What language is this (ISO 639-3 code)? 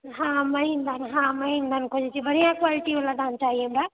mai